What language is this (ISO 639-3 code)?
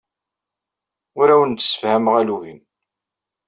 kab